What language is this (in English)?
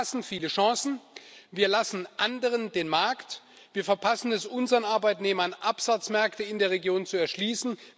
German